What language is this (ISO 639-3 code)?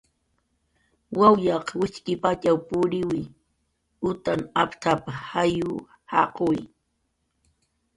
jqr